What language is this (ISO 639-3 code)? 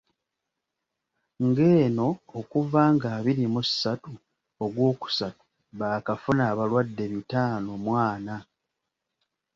lug